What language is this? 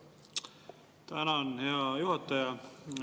Estonian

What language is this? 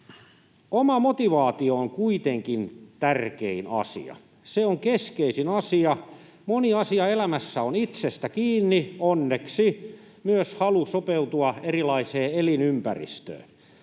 Finnish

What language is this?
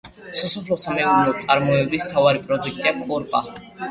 Georgian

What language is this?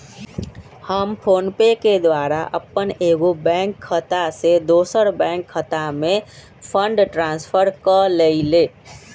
Magahi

